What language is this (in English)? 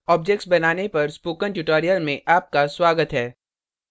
Hindi